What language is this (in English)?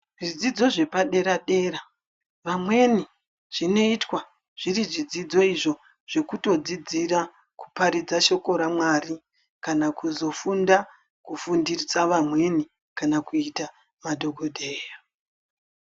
Ndau